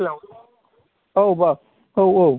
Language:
Bodo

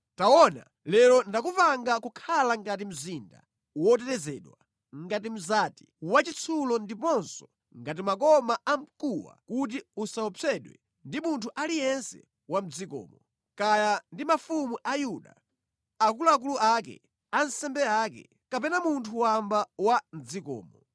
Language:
Nyanja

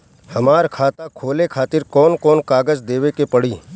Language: Bhojpuri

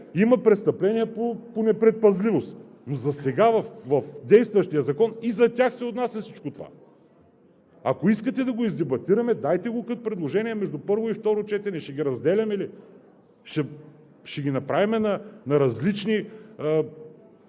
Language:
Bulgarian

